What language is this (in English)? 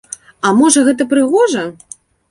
Belarusian